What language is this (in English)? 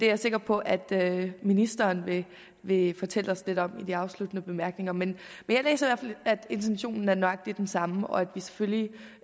Danish